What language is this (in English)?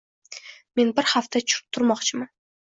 Uzbek